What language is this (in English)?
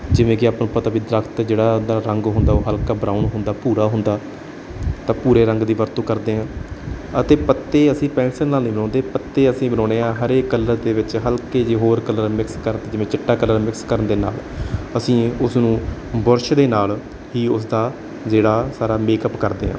Punjabi